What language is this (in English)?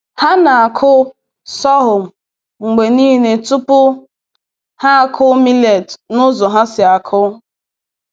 Igbo